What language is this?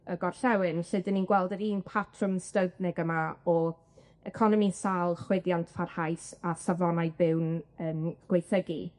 Welsh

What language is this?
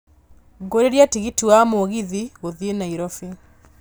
Kikuyu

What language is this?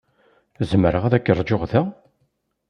Kabyle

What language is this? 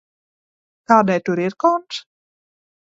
Latvian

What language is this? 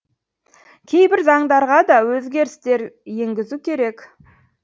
Kazakh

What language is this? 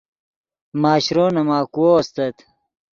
Yidgha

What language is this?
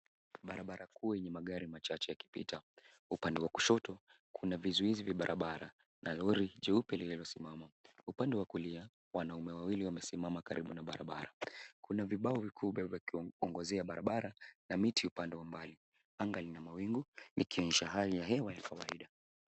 Swahili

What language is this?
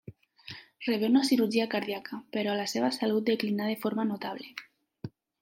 Catalan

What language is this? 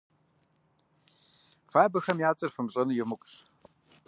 Kabardian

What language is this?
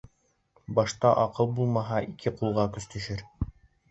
Bashkir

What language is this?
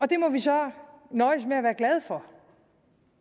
Danish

